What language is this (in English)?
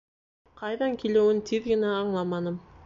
Bashkir